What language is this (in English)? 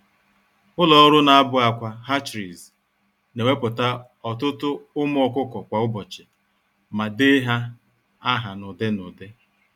Igbo